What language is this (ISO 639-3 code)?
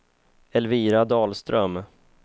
swe